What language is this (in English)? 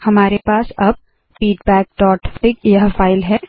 Hindi